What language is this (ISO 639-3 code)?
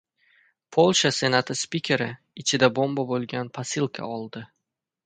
uzb